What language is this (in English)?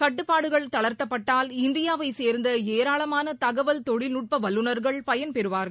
Tamil